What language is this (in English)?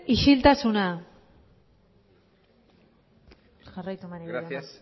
Basque